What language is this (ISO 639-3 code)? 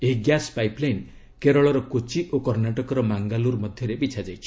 ori